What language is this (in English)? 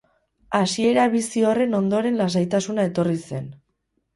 Basque